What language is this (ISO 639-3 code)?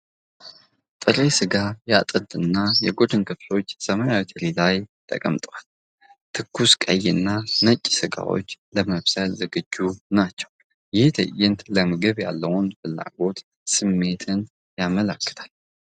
amh